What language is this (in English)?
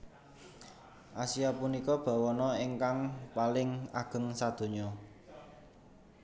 Javanese